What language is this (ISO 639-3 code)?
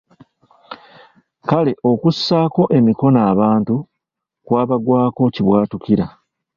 lug